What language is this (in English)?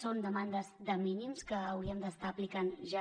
Catalan